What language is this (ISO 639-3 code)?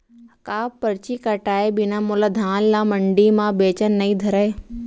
hne